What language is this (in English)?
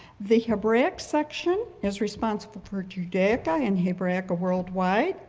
English